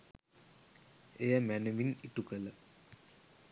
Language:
Sinhala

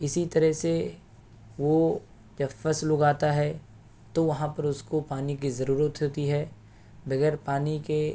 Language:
Urdu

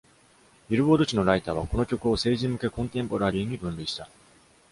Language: Japanese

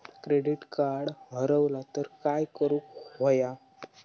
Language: Marathi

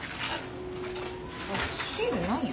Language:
Japanese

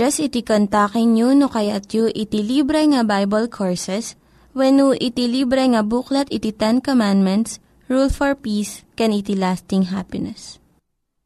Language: Filipino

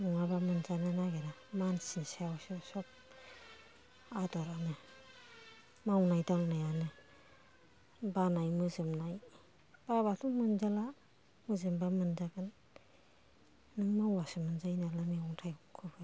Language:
Bodo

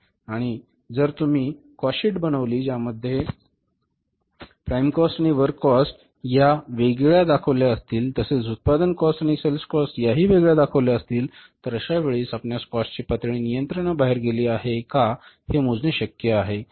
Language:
Marathi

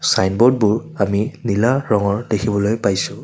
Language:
Assamese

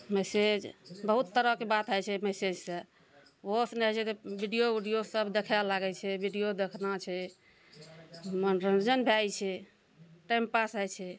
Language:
Maithili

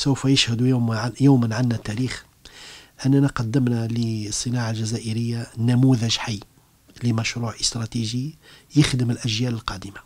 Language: Arabic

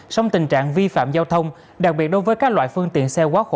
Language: Vietnamese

